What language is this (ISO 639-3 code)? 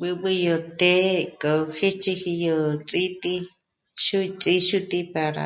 mmc